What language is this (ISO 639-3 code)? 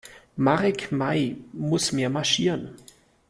deu